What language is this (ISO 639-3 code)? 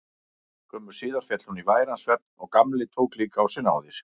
isl